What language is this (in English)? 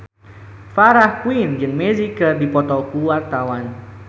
Sundanese